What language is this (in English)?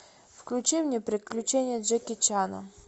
Russian